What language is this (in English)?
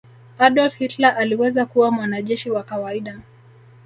Swahili